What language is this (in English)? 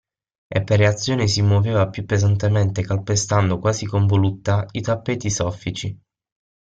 Italian